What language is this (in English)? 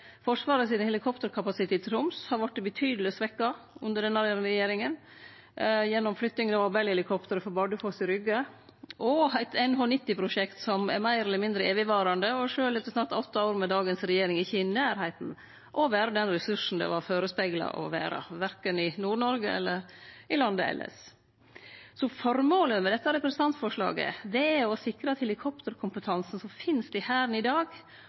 Norwegian Nynorsk